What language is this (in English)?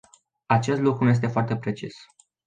Romanian